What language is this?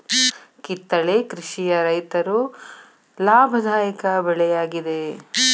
Kannada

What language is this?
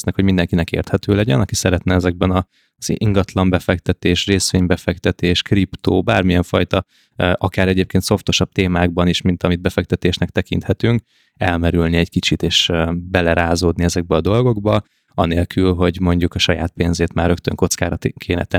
Hungarian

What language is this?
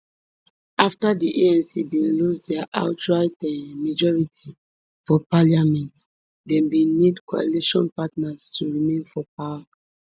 Nigerian Pidgin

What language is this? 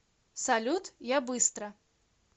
Russian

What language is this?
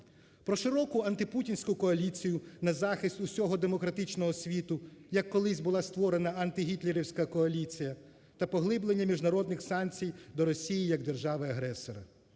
Ukrainian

